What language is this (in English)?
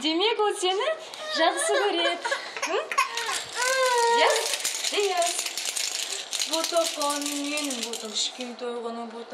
Russian